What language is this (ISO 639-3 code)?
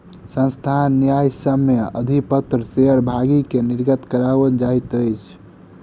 mai